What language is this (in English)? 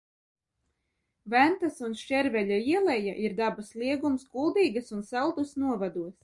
Latvian